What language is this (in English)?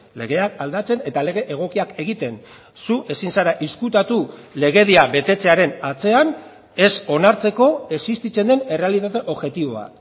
Basque